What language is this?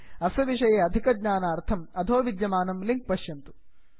Sanskrit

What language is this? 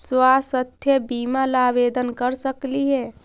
Magahi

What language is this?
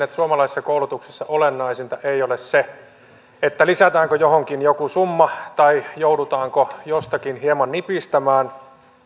Finnish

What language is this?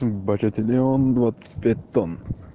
Russian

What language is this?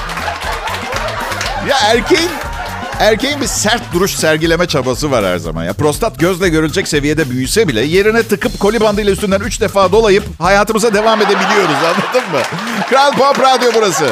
Turkish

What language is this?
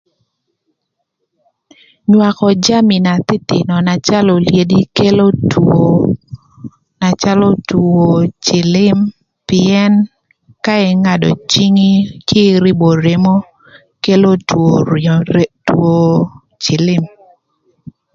Thur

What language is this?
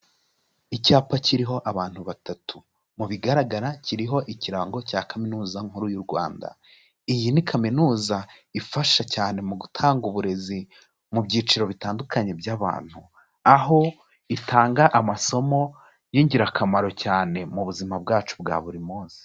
Kinyarwanda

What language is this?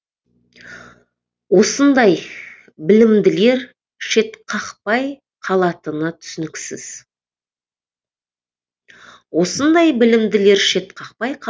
Kazakh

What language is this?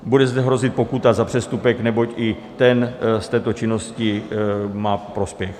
Czech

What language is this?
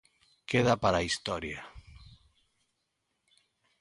Galician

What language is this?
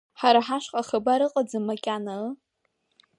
Abkhazian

